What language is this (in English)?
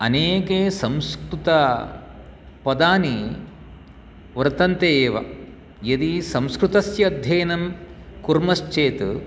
Sanskrit